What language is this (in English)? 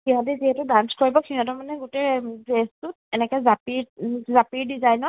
Assamese